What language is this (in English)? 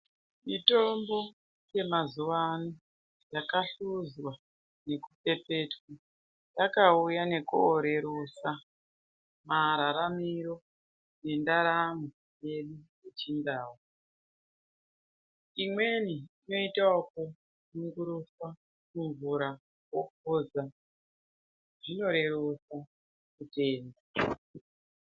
Ndau